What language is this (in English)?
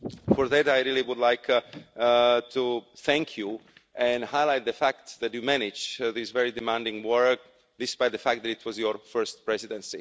English